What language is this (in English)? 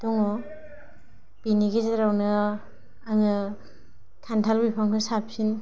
Bodo